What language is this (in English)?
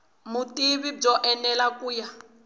Tsonga